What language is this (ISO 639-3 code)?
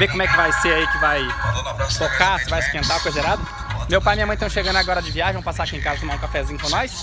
por